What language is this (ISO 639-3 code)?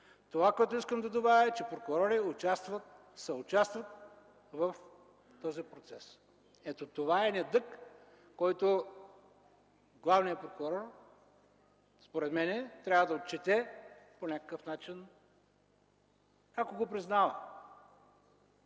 bul